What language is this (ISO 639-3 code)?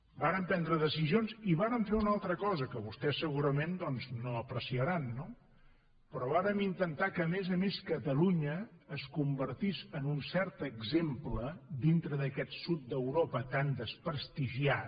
cat